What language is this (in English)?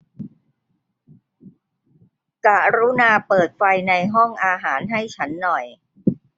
Thai